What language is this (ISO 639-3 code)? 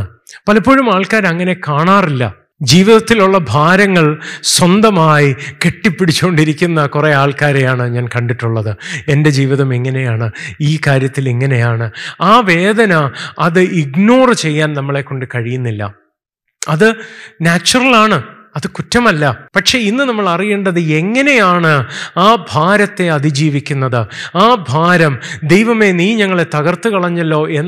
mal